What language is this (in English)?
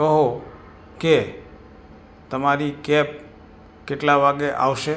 Gujarati